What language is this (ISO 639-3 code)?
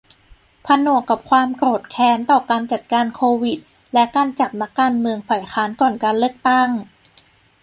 tha